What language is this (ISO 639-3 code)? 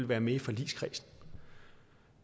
dan